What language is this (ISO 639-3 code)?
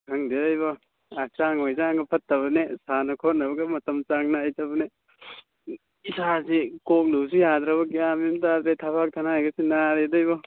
mni